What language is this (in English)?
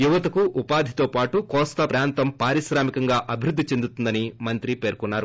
Telugu